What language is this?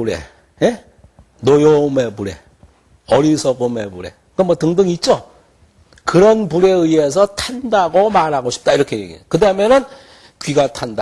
Korean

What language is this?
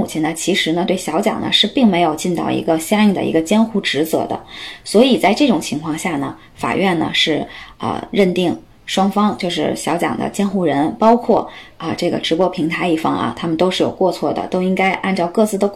Chinese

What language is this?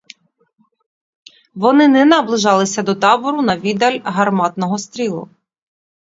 Ukrainian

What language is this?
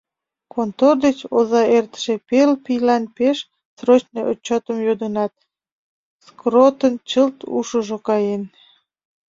Mari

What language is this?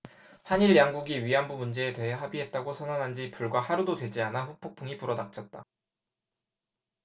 Korean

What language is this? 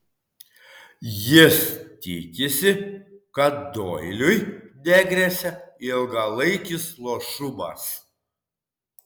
Lithuanian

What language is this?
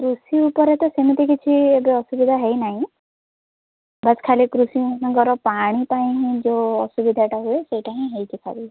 Odia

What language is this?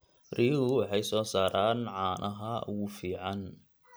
Somali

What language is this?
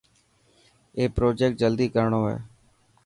Dhatki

